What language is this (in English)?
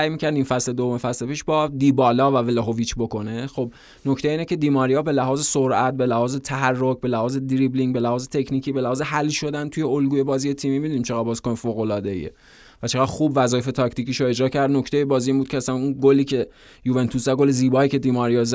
Persian